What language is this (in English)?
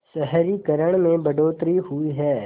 Hindi